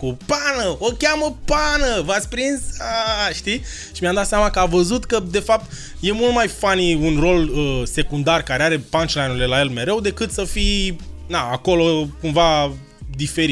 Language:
Romanian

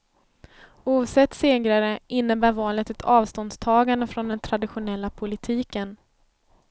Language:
Swedish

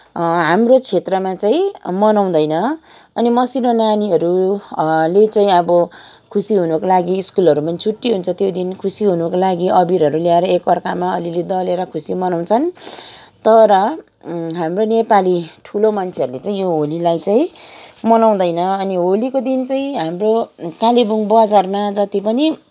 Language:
Nepali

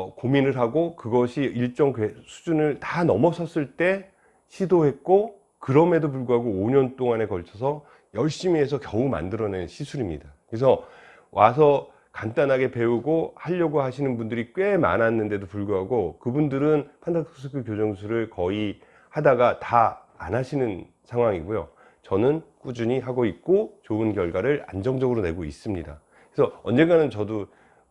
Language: Korean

